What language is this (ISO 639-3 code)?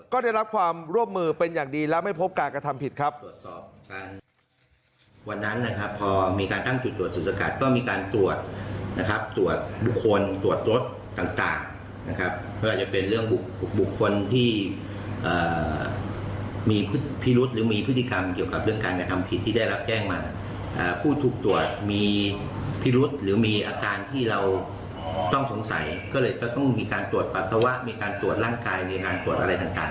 tha